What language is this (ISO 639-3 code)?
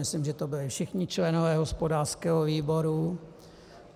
ces